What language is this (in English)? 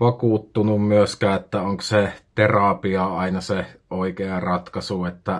Finnish